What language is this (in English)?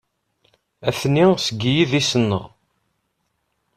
Kabyle